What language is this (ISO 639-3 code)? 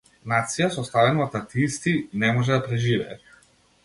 mkd